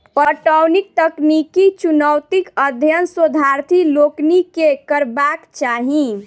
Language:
Maithili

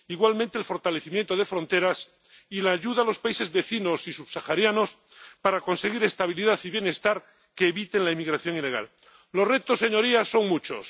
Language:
Spanish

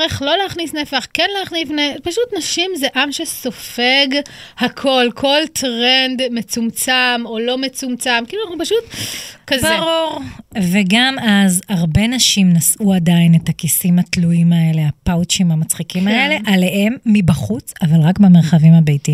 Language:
Hebrew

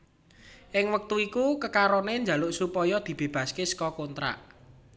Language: Javanese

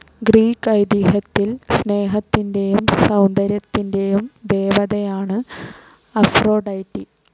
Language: Malayalam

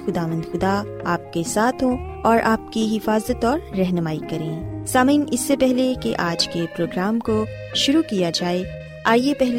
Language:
Urdu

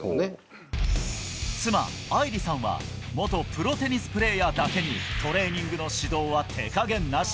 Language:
Japanese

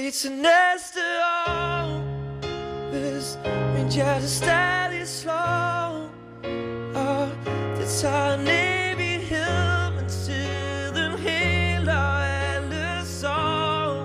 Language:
Danish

